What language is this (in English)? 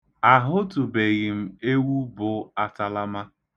Igbo